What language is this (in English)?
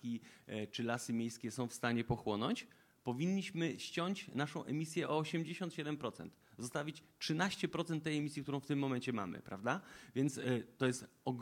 Polish